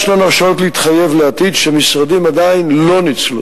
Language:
Hebrew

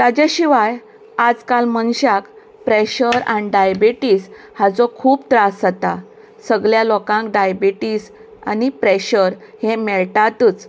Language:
Konkani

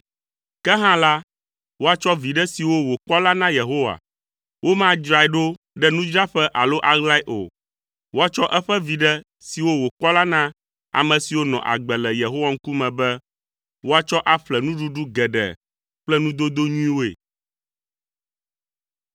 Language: Ewe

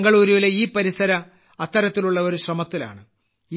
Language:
Malayalam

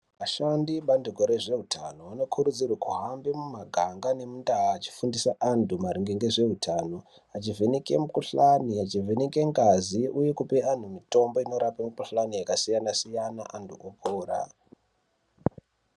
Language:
Ndau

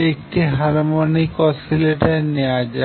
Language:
Bangla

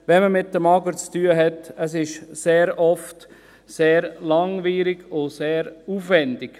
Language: Swiss German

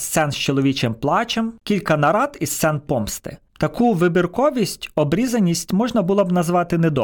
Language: Ukrainian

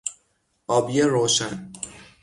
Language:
Persian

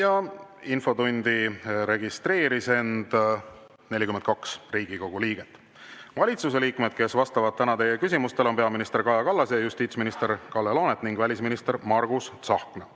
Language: Estonian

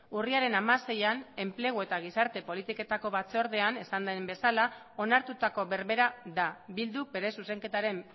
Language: Basque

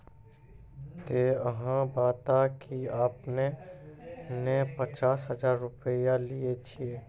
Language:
Maithili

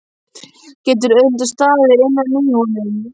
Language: Icelandic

